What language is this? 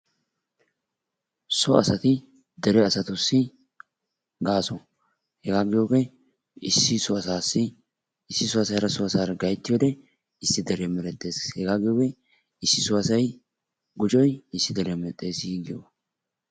Wolaytta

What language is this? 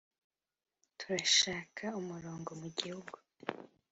Kinyarwanda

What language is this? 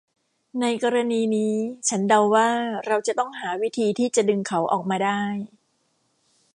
Thai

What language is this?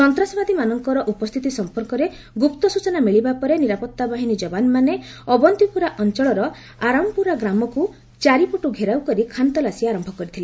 Odia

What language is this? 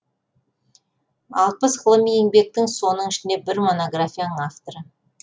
Kazakh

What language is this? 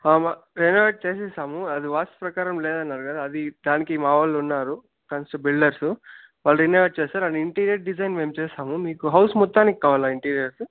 Telugu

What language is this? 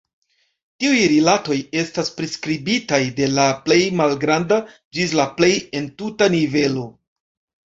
Esperanto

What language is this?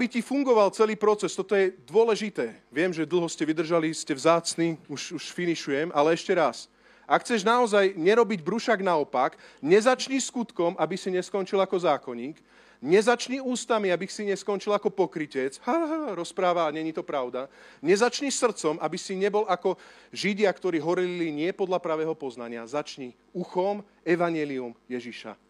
Slovak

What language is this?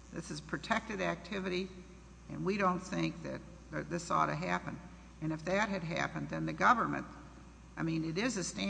English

